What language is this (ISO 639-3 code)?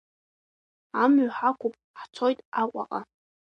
abk